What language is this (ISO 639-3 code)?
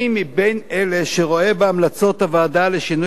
heb